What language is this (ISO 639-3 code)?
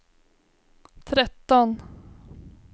swe